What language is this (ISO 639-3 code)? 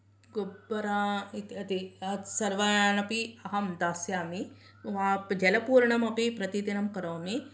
san